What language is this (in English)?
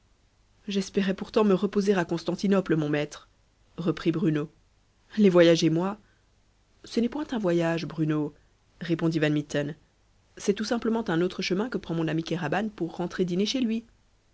French